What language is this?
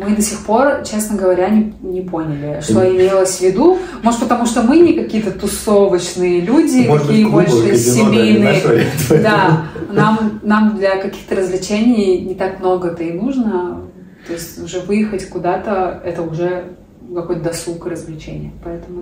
Russian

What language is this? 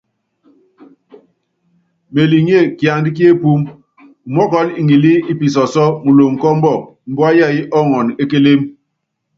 Yangben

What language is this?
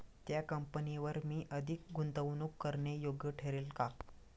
Marathi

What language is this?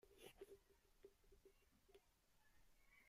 Kyrgyz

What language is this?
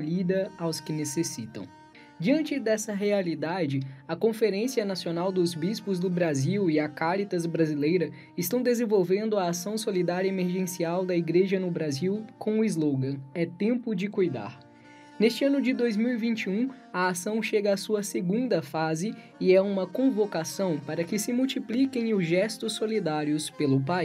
Portuguese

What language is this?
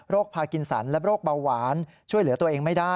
Thai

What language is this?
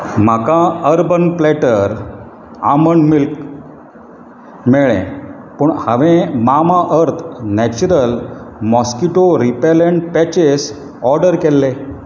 Konkani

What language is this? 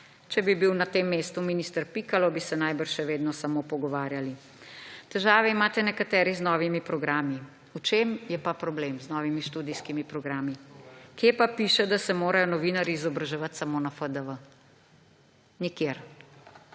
Slovenian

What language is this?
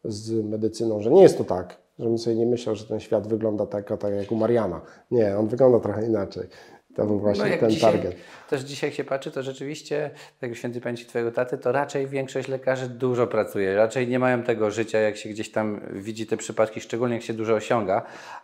Polish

